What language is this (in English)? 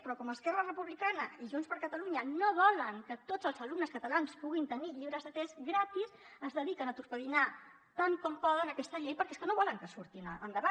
Catalan